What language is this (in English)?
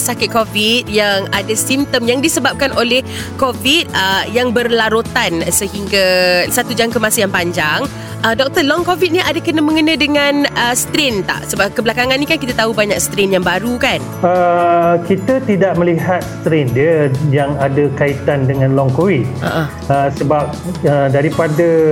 Malay